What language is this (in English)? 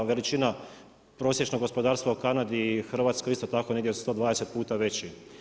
Croatian